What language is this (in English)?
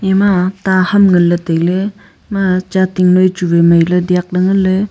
Wancho Naga